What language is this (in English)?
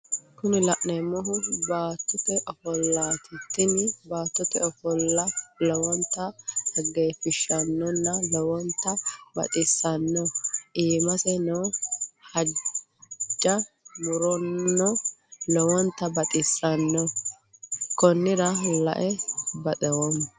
Sidamo